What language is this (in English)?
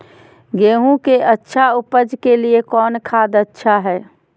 Magahi